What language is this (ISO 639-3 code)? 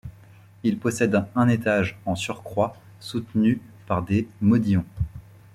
fra